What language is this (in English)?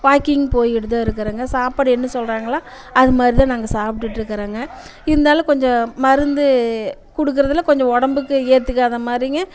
Tamil